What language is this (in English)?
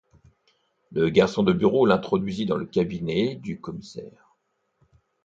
French